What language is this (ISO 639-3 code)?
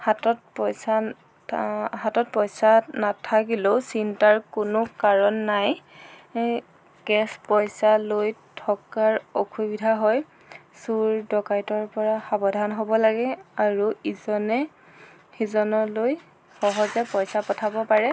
asm